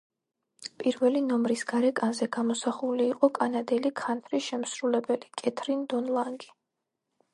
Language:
Georgian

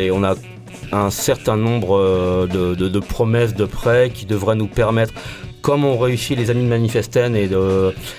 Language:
French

